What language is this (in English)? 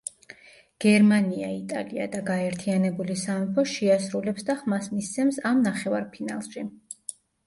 Georgian